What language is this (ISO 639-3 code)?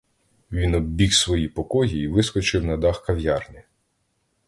ukr